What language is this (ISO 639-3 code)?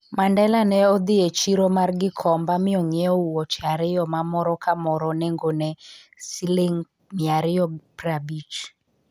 luo